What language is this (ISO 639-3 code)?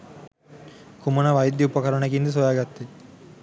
sin